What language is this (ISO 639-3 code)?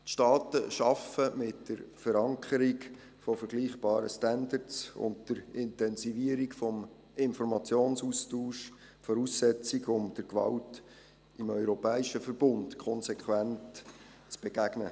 gsw